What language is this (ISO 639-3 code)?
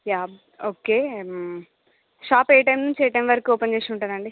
tel